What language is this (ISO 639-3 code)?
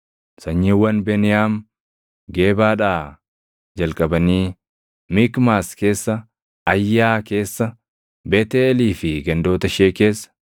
orm